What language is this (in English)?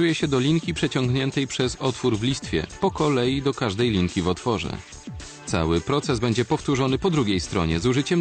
Polish